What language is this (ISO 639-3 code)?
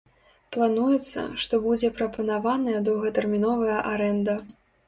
bel